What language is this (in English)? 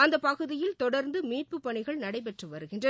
Tamil